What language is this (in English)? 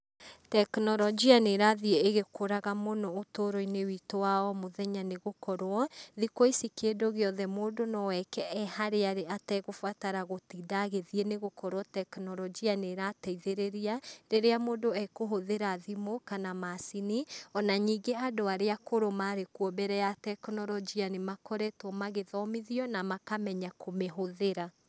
Kikuyu